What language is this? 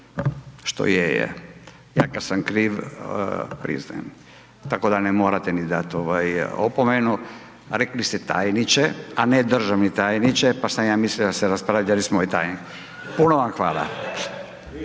Croatian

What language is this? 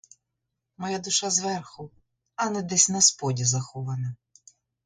Ukrainian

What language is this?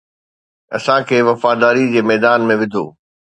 Sindhi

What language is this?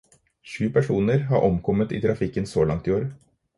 Norwegian Bokmål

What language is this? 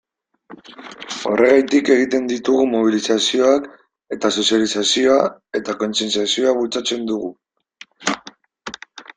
Basque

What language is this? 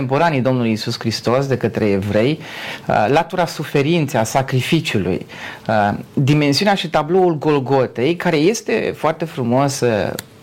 Romanian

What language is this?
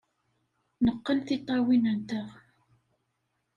Kabyle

